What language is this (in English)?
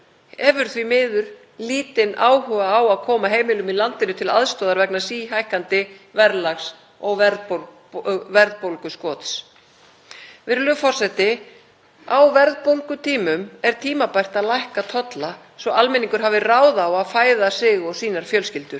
Icelandic